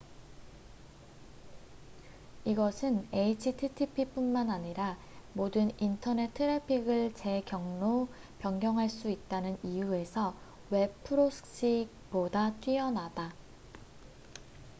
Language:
Korean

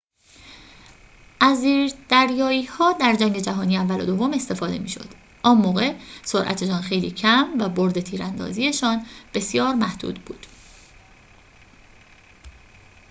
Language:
Persian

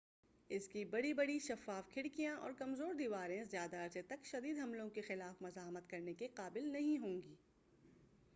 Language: Urdu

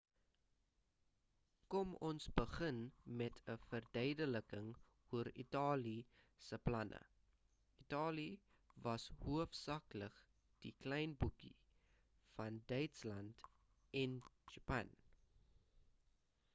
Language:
Afrikaans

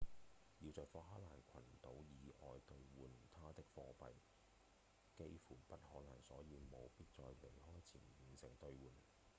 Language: Cantonese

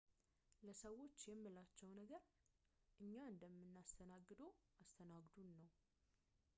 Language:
Amharic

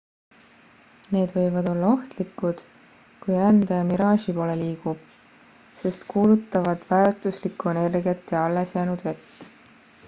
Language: Estonian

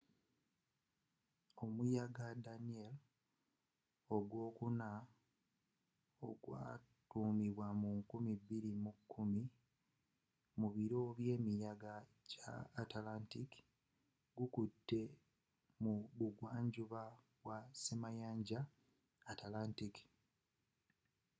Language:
Ganda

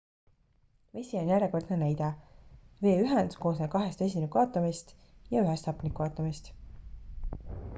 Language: Estonian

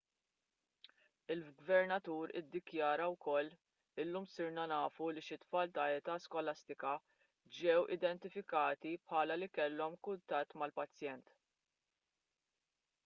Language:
Maltese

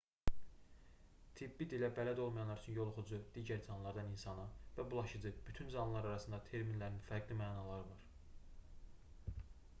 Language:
Azerbaijani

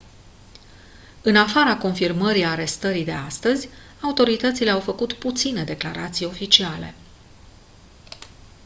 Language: Romanian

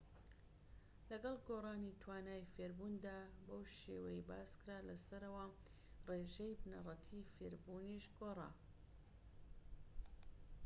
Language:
Central Kurdish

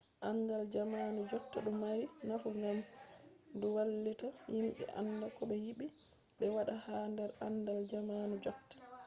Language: Fula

